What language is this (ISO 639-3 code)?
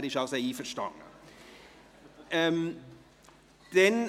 gsw